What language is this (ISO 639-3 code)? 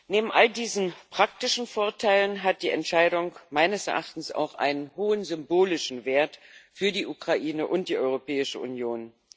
deu